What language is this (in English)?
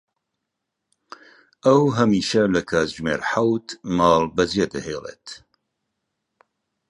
Central Kurdish